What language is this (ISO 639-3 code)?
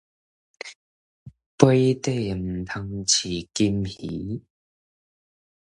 nan